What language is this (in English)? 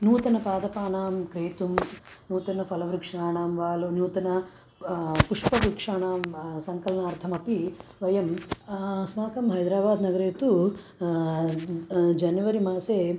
Sanskrit